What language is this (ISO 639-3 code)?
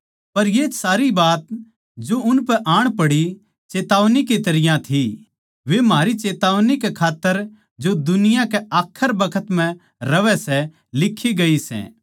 bgc